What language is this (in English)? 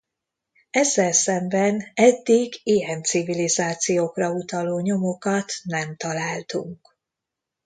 Hungarian